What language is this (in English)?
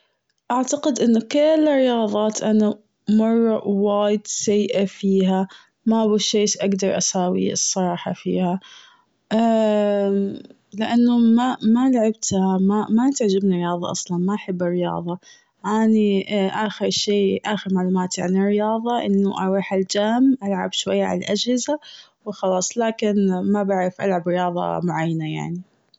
Gulf Arabic